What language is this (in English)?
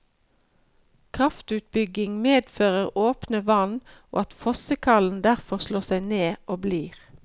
Norwegian